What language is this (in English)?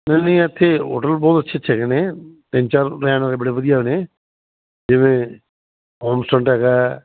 Punjabi